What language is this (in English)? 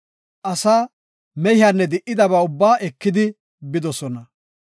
Gofa